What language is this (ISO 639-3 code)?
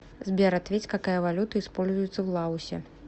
rus